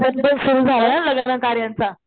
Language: Marathi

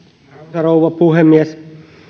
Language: Finnish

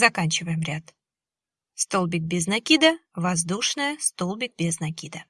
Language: Russian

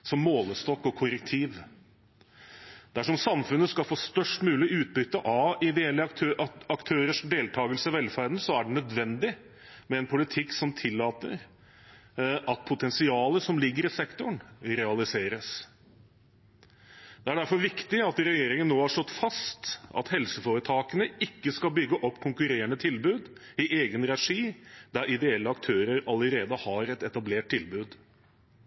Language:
Norwegian Bokmål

